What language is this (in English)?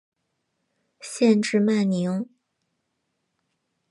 Chinese